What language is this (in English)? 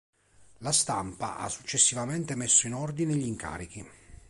Italian